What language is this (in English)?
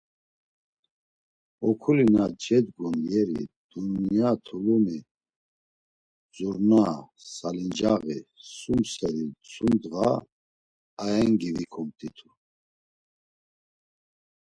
Laz